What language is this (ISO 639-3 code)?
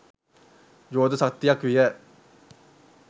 sin